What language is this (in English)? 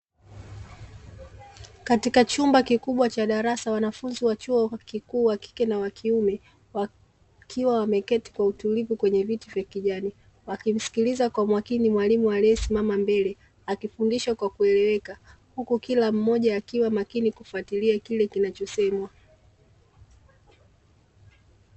Swahili